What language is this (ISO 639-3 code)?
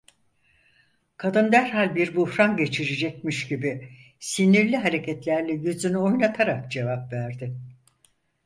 tur